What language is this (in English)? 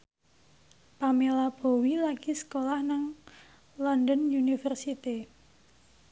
Javanese